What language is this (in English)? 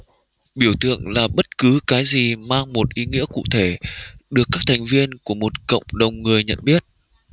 Vietnamese